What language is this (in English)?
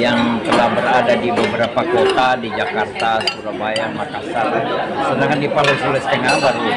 Indonesian